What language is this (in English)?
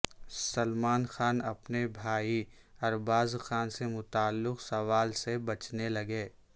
Urdu